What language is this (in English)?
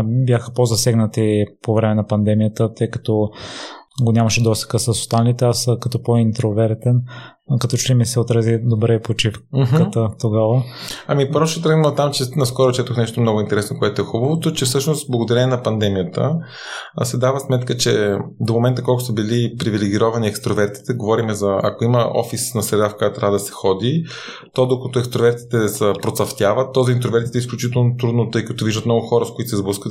Bulgarian